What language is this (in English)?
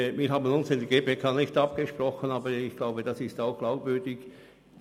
Swiss German